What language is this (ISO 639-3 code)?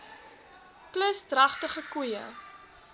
afr